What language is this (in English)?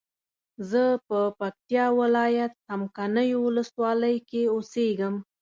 Pashto